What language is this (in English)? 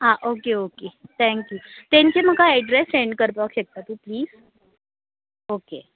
Konkani